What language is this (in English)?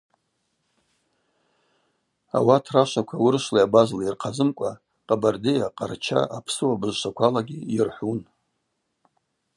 Abaza